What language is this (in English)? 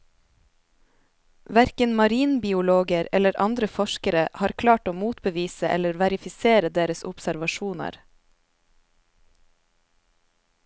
Norwegian